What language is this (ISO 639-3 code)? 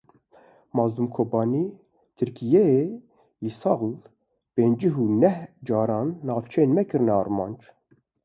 kur